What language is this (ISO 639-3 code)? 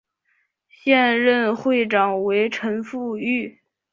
zho